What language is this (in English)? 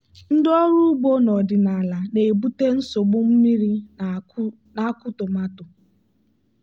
Igbo